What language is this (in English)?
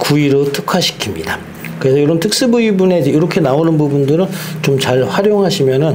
Korean